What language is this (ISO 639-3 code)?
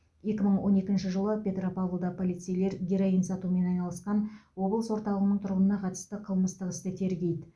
kaz